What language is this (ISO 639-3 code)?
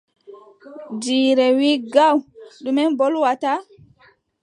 fub